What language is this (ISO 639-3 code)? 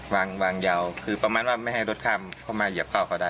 tha